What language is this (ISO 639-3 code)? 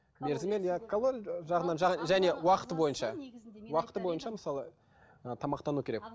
kaz